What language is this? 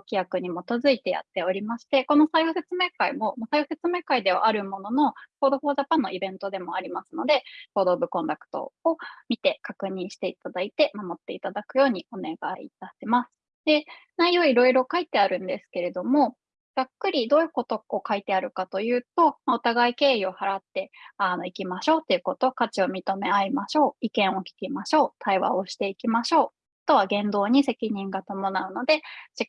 Japanese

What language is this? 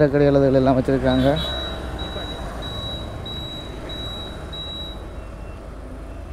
Turkish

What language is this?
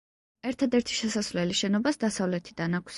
Georgian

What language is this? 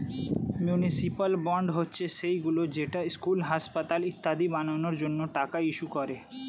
Bangla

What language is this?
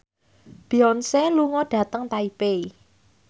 Javanese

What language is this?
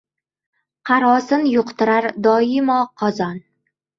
Uzbek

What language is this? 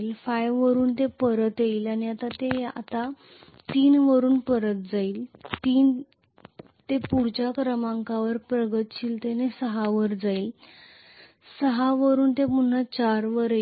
Marathi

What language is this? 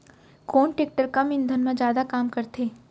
Chhattisgarhi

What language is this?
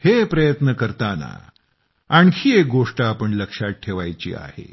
Marathi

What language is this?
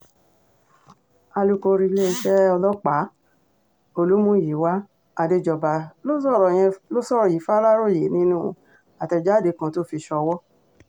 Yoruba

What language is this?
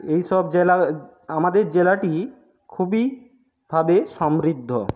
Bangla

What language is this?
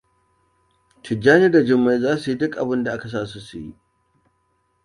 Hausa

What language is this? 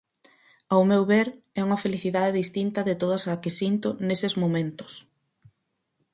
Galician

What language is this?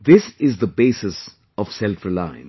English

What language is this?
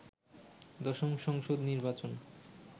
Bangla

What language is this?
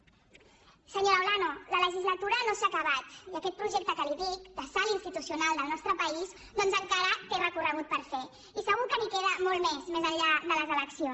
Catalan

